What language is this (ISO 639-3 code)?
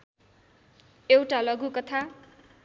nep